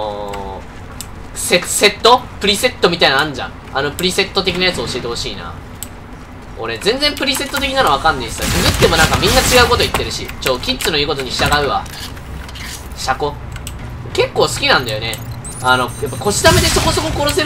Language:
Japanese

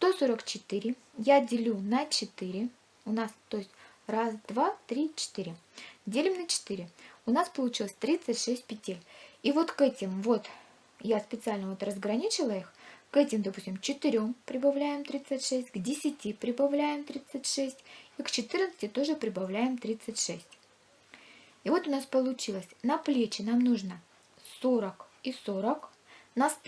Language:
Russian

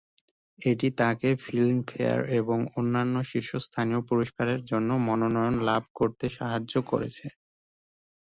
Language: Bangla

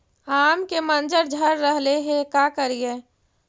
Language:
Magahi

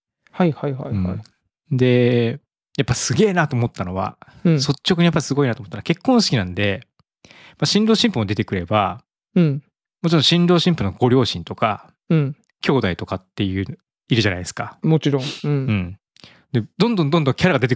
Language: Japanese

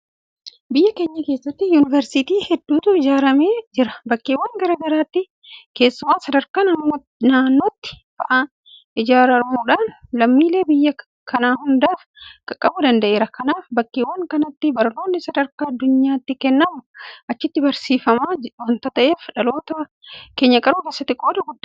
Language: Oromo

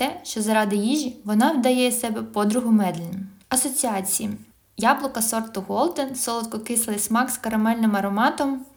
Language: Ukrainian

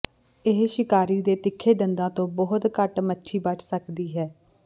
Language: Punjabi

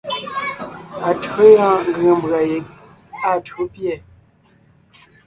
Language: Ngiemboon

